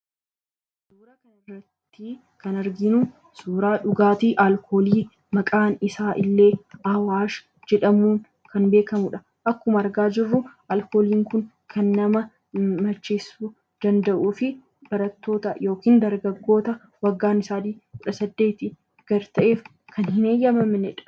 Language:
Oromo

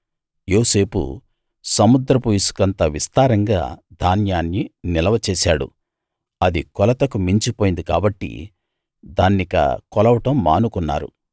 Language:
Telugu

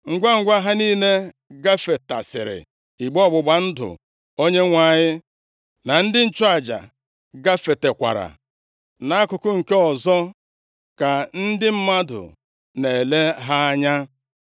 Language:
Igbo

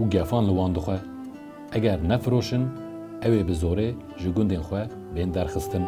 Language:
Persian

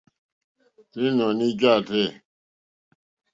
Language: Mokpwe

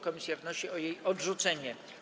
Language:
Polish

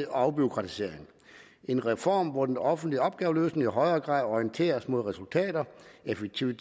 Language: Danish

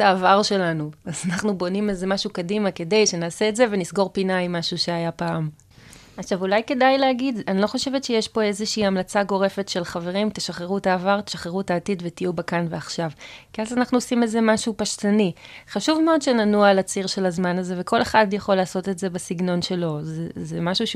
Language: Hebrew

